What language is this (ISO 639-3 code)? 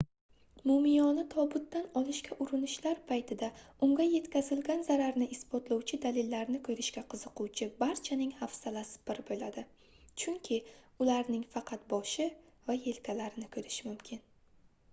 uzb